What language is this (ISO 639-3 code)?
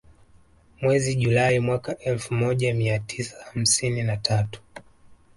swa